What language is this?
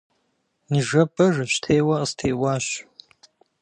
Kabardian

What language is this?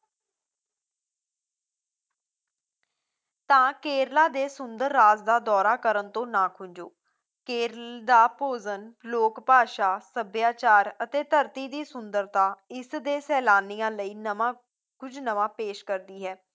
Punjabi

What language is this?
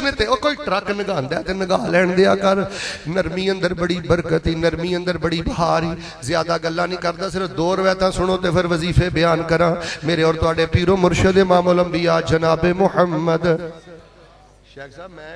Punjabi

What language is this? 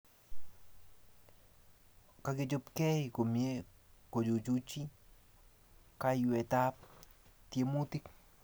Kalenjin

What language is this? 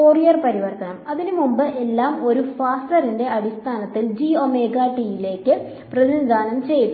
Malayalam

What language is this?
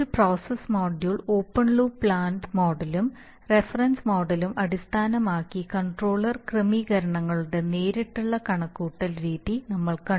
Malayalam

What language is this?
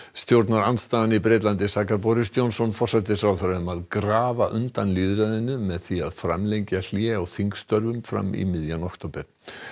Icelandic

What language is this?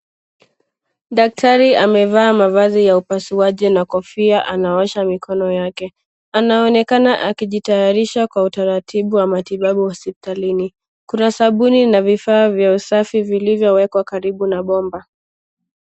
Swahili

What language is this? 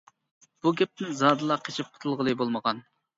Uyghur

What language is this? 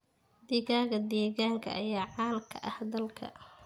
Somali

